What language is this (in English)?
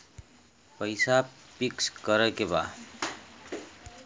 Bhojpuri